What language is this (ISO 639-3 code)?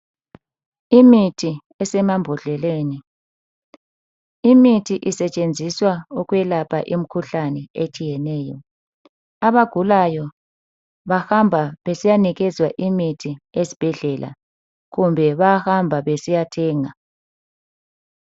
nde